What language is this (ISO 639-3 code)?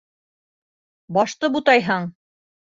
bak